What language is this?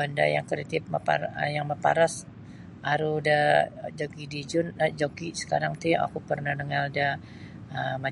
Sabah Bisaya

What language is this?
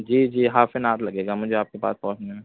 Urdu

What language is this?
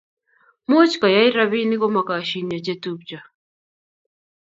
Kalenjin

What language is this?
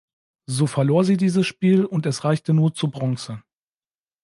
German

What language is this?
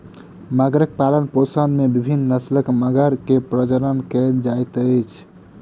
Maithili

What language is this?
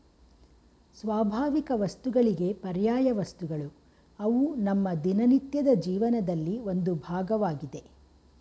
Kannada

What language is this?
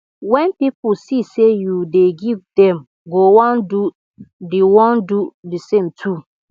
Nigerian Pidgin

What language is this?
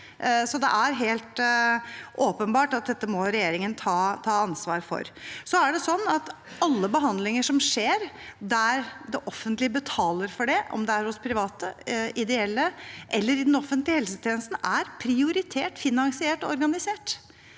Norwegian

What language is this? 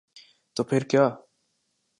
Urdu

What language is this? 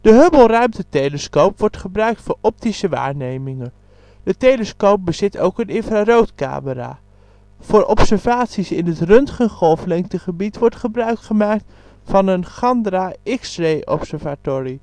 Dutch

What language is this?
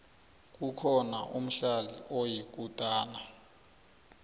South Ndebele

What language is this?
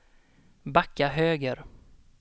Swedish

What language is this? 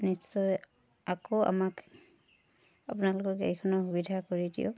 Assamese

